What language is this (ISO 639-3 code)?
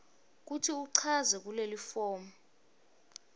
ssw